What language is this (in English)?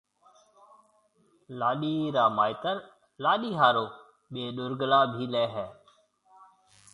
Marwari (Pakistan)